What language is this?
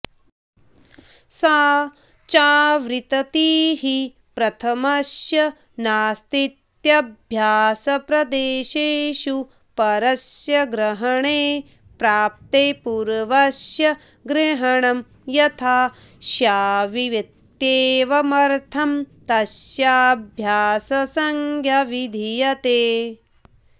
Sanskrit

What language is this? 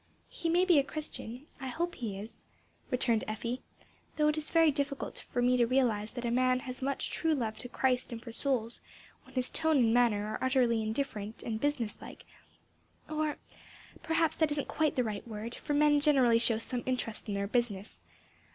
English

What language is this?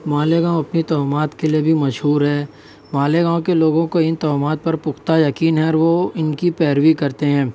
Urdu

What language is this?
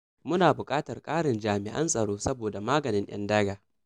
Hausa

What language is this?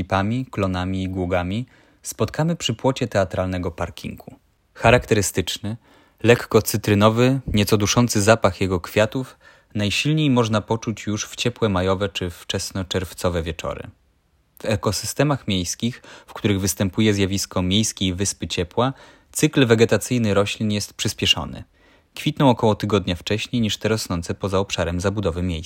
Polish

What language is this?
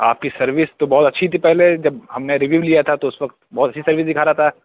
Urdu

